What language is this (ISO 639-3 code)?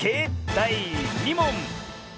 jpn